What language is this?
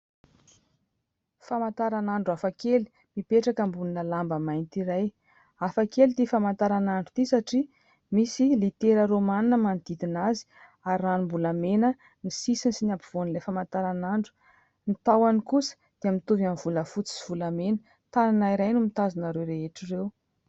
Malagasy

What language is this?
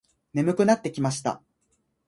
Japanese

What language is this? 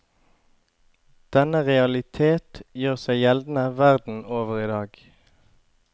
Norwegian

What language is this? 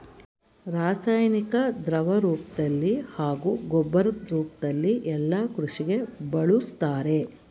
Kannada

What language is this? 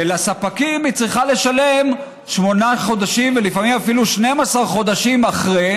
Hebrew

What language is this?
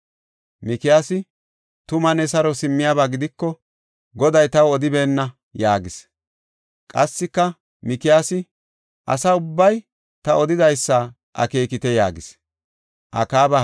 Gofa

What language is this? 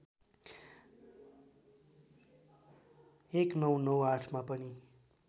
Nepali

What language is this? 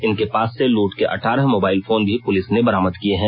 Hindi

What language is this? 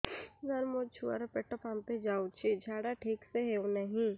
Odia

